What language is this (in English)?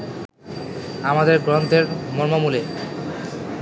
Bangla